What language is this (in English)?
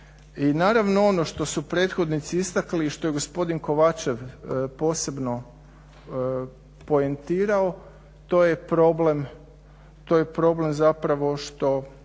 Croatian